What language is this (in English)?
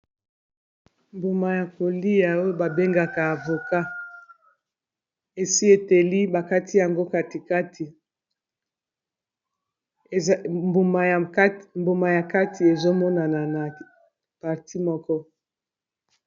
Lingala